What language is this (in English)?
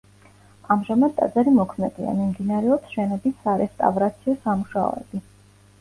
Georgian